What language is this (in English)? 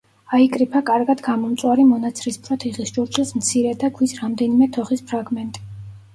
Georgian